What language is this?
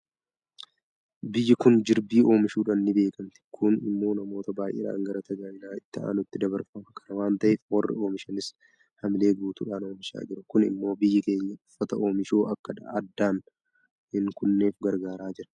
Oromo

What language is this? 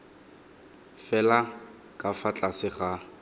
Tswana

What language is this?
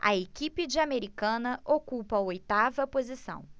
Portuguese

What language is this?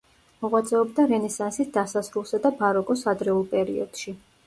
Georgian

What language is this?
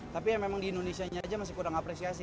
Indonesian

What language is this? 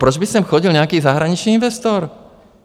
Czech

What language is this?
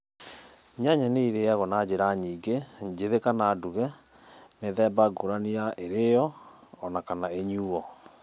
Kikuyu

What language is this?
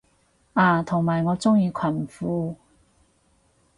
Cantonese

